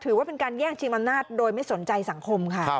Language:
Thai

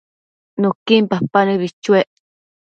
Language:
Matsés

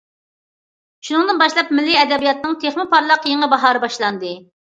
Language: Uyghur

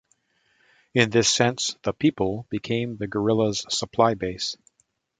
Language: English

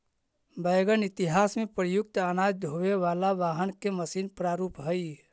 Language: Magahi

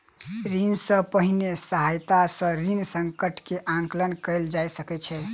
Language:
Maithili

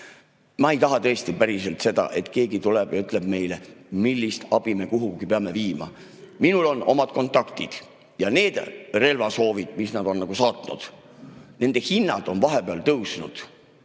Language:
Estonian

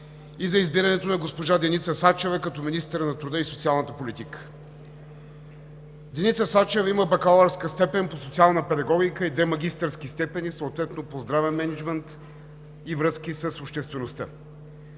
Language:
Bulgarian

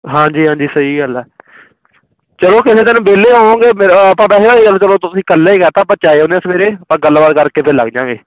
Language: Punjabi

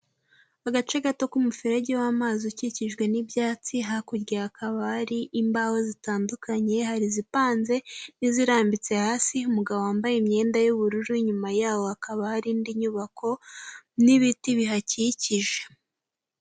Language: Kinyarwanda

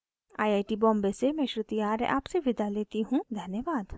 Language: Hindi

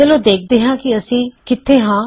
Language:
Punjabi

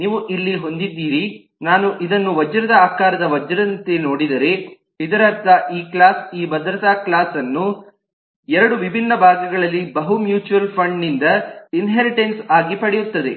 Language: Kannada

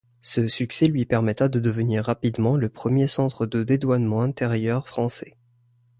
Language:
French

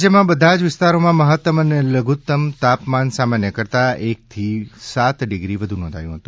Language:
Gujarati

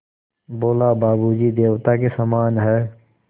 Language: Hindi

